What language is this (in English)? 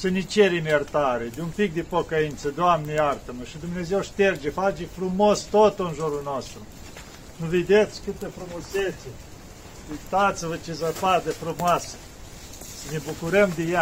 Romanian